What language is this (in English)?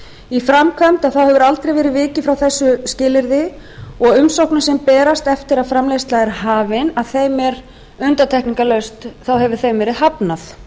Icelandic